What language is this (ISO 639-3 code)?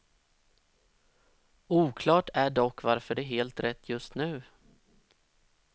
swe